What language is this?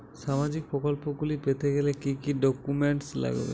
Bangla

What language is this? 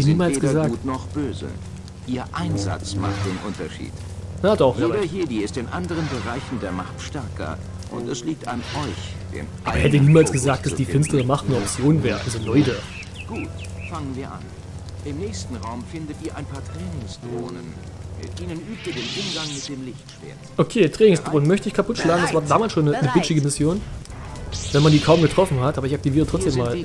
German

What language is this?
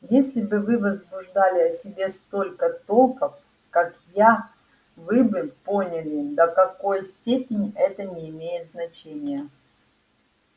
Russian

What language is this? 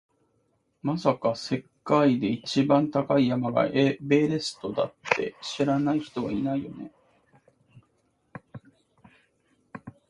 Japanese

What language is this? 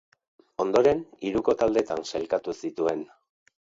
Basque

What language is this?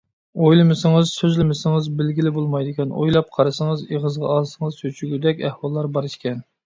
Uyghur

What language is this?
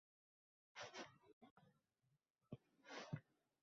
Uzbek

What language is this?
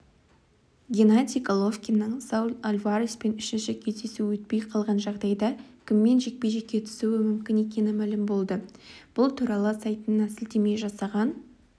Kazakh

